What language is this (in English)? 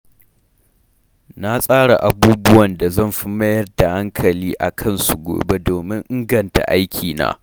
Hausa